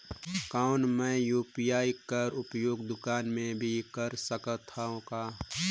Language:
Chhattisgarhi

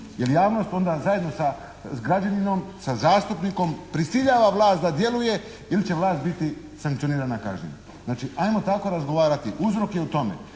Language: Croatian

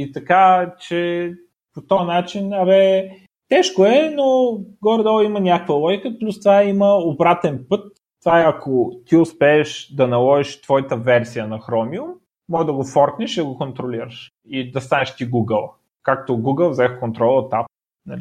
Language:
Bulgarian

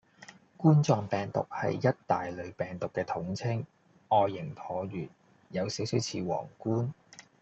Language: Cantonese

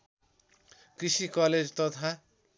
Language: Nepali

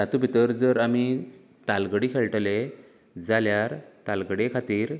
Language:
Konkani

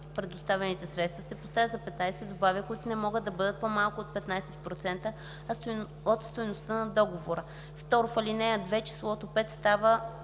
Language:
Bulgarian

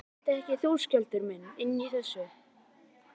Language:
Icelandic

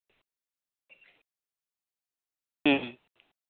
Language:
Santali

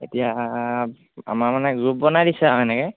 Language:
Assamese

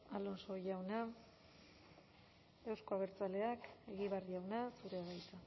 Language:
Basque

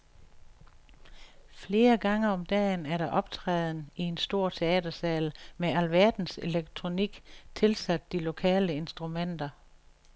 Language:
Danish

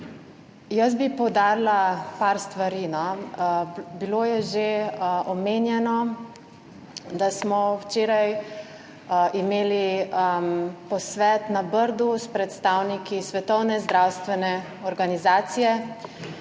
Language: Slovenian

